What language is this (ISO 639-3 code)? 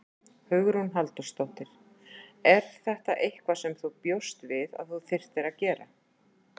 isl